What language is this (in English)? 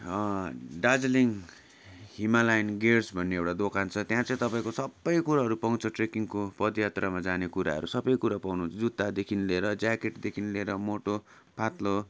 Nepali